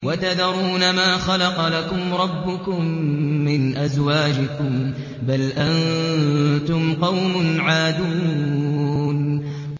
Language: Arabic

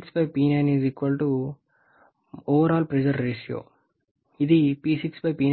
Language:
Telugu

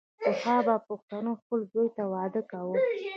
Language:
Pashto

